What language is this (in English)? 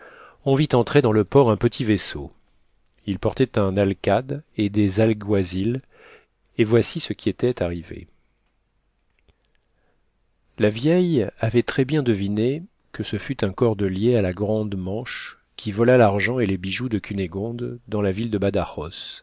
French